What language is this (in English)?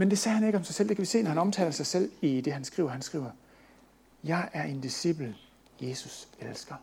Danish